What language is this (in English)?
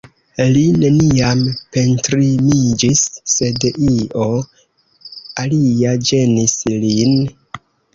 Esperanto